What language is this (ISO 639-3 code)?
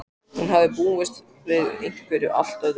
isl